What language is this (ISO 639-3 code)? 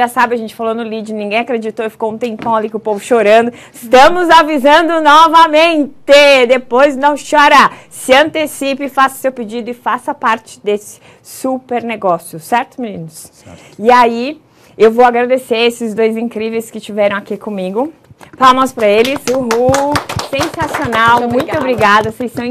por